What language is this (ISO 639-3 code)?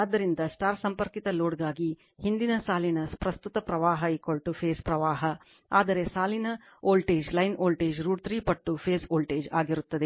kan